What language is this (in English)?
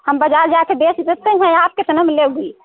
Hindi